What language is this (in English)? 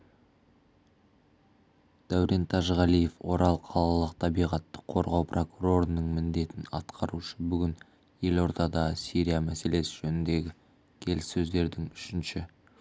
Kazakh